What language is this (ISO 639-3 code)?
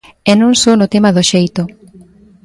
glg